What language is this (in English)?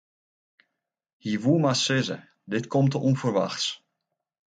Western Frisian